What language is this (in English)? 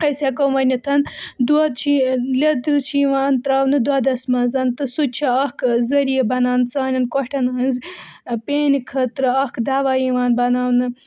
Kashmiri